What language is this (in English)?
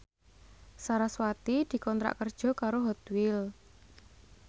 Javanese